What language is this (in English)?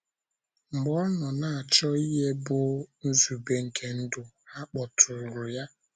Igbo